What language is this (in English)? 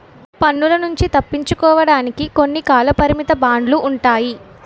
Telugu